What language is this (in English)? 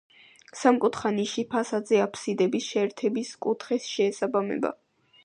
Georgian